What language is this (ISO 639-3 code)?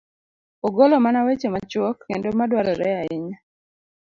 luo